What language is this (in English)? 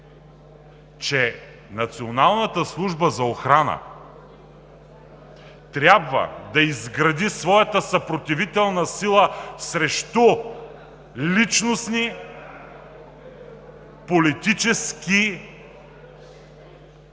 Bulgarian